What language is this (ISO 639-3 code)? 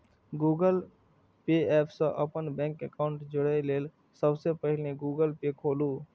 mai